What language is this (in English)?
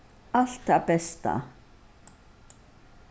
Faroese